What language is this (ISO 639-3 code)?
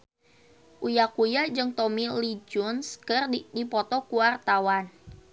sun